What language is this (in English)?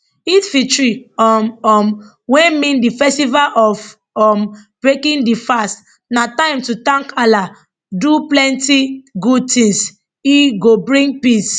Nigerian Pidgin